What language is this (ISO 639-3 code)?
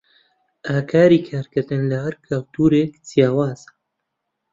ckb